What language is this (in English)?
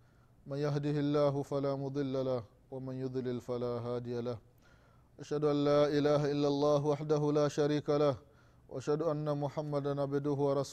Swahili